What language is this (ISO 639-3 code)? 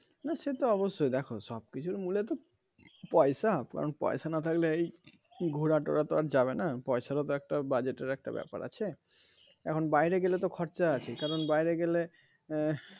ben